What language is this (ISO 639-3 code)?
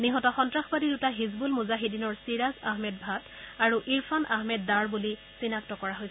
asm